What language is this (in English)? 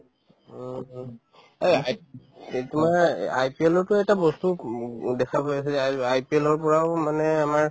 Assamese